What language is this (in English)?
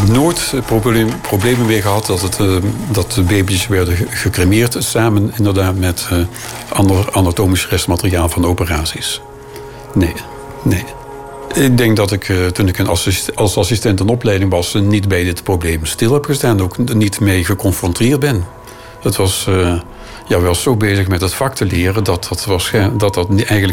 Dutch